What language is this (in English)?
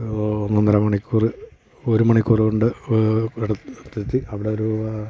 Malayalam